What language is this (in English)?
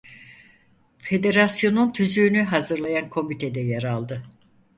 Turkish